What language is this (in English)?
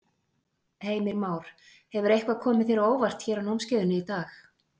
Icelandic